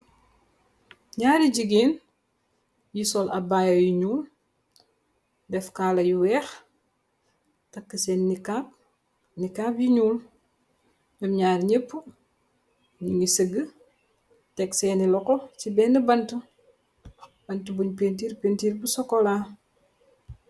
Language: Wolof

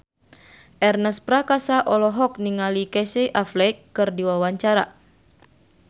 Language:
Sundanese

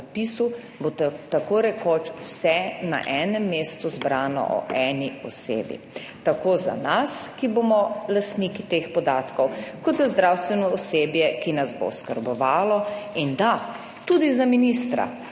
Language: Slovenian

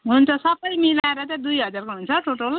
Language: Nepali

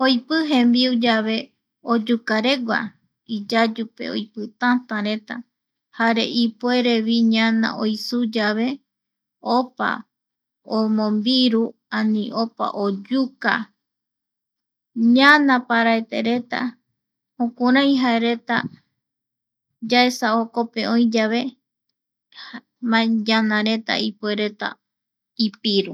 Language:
Eastern Bolivian Guaraní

